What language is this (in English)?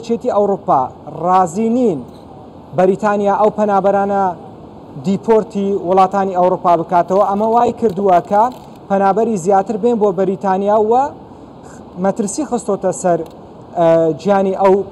Arabic